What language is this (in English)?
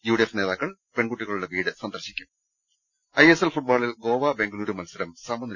Malayalam